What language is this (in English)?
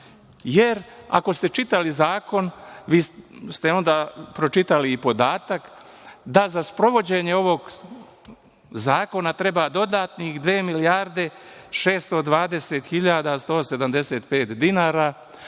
Serbian